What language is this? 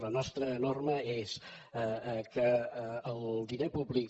Catalan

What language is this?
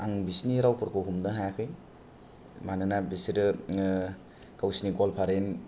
Bodo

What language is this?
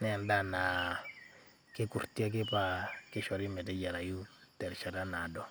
Masai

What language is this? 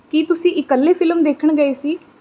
Punjabi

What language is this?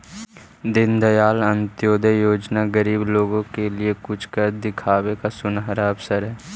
Magahi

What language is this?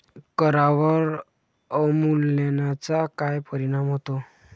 Marathi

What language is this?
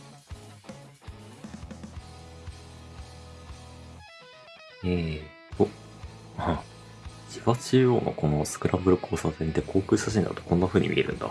Japanese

